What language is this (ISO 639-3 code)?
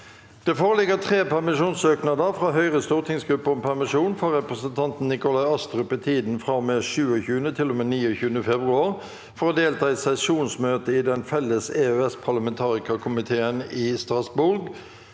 nor